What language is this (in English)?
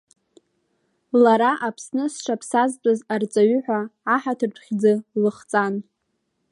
Abkhazian